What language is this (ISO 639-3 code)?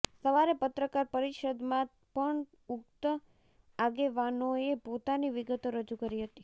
guj